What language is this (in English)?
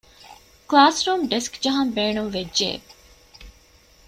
Divehi